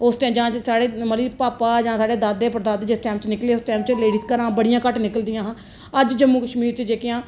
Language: Dogri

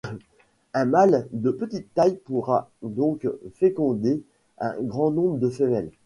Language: French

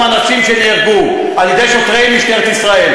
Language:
Hebrew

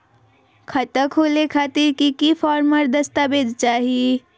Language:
Magahi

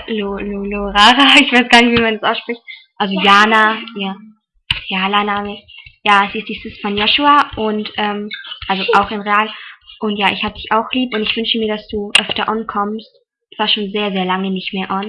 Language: German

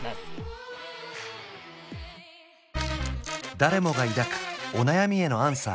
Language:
Japanese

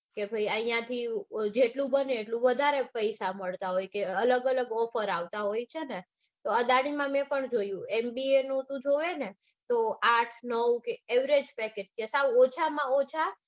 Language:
Gujarati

